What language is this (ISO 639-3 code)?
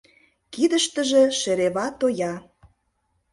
chm